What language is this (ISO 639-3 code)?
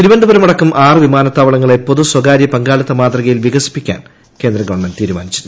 mal